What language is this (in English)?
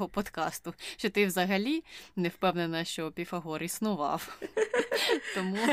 Ukrainian